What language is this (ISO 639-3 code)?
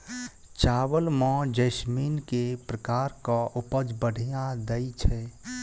mai